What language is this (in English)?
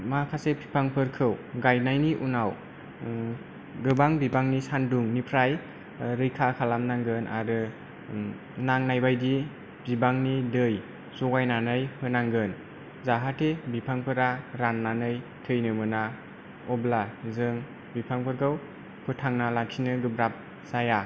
Bodo